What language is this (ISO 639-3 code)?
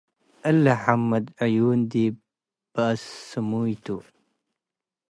tig